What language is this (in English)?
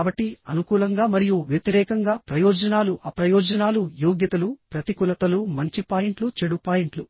Telugu